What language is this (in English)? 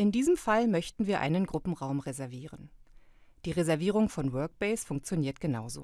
German